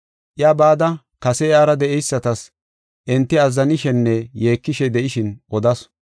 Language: Gofa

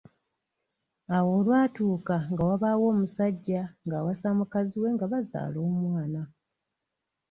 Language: Ganda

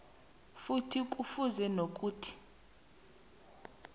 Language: South Ndebele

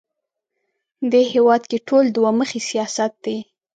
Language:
Pashto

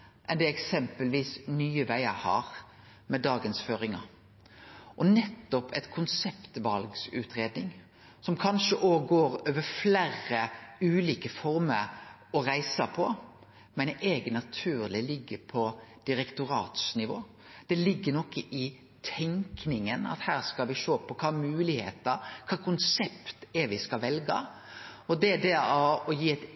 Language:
Norwegian Nynorsk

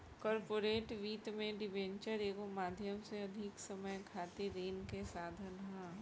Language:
Bhojpuri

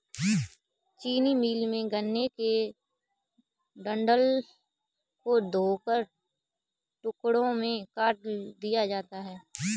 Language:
Hindi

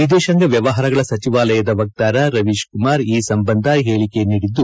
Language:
Kannada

